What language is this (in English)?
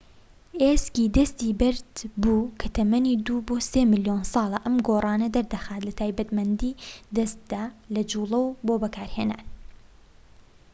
Central Kurdish